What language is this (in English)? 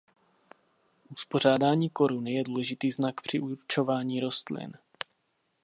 Czech